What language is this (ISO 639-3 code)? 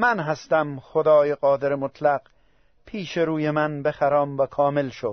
fas